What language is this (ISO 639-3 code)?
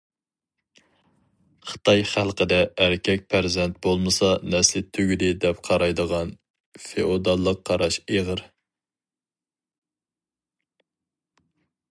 uig